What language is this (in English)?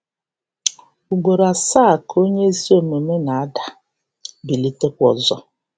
Igbo